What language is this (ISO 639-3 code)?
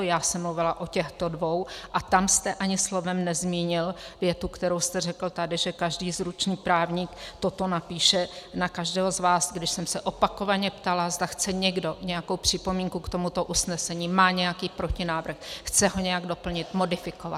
ces